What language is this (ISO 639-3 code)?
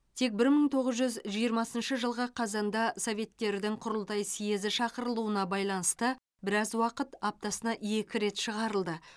kaz